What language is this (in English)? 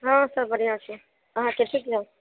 Maithili